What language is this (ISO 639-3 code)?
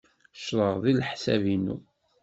kab